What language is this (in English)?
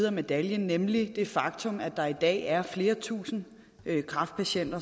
Danish